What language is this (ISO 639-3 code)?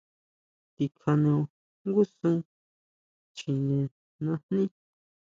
mau